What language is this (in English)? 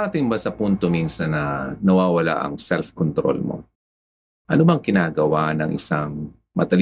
Filipino